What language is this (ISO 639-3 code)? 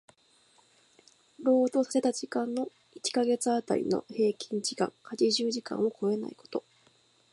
jpn